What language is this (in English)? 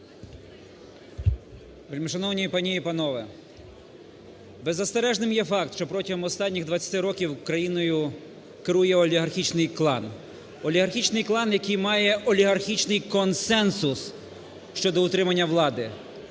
Ukrainian